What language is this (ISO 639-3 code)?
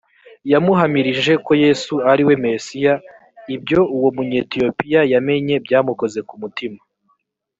kin